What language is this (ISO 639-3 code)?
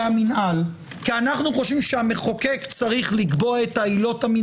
heb